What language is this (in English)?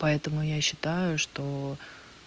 Russian